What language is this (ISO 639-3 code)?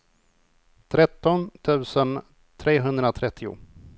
swe